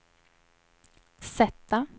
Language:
Swedish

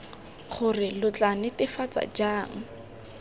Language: Tswana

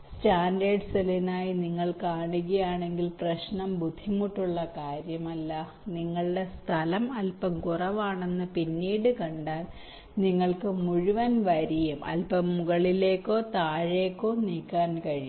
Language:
Malayalam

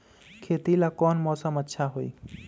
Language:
Magahi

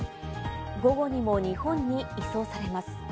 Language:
Japanese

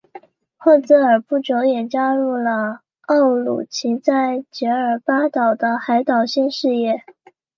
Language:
Chinese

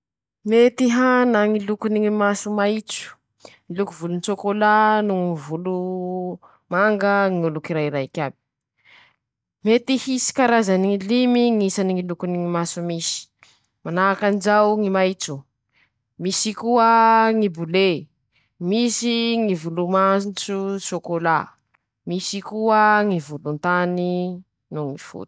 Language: Masikoro Malagasy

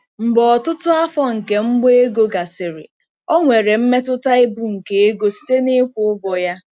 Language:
Igbo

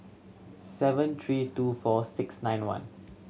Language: English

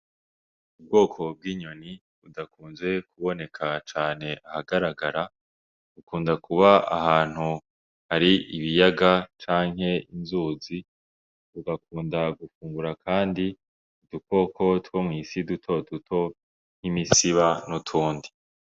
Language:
Rundi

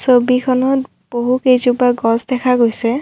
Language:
Assamese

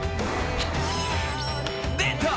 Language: Japanese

